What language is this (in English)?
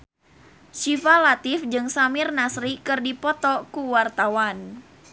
Sundanese